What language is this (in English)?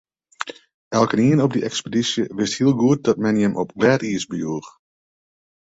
Western Frisian